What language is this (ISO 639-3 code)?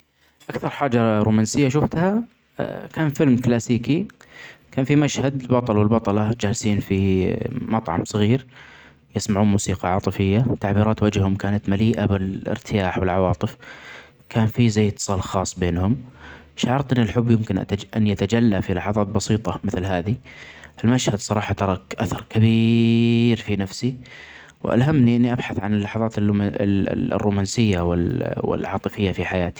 acx